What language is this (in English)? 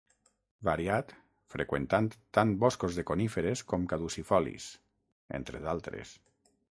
Catalan